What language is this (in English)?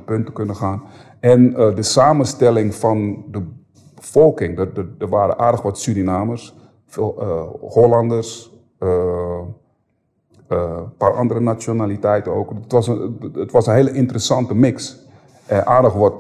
Dutch